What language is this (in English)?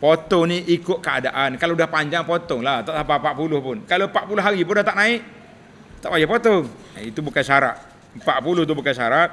Malay